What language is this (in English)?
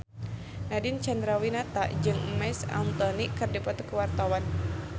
Sundanese